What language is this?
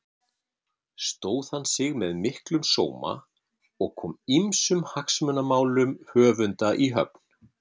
Icelandic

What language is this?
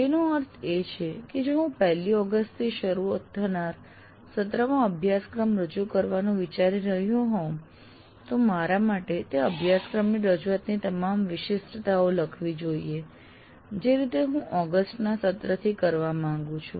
Gujarati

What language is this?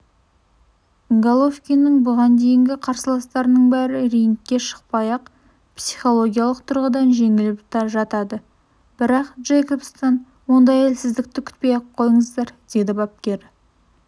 Kazakh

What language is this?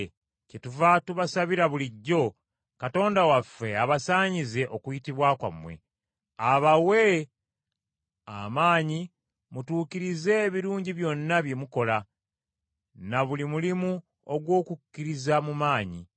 Ganda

